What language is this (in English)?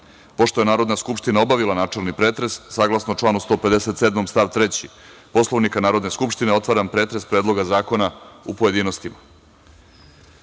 Serbian